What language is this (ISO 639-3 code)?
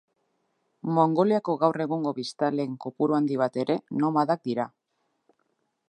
eus